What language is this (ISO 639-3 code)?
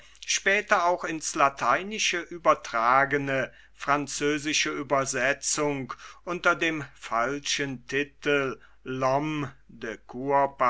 deu